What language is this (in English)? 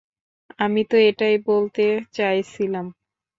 Bangla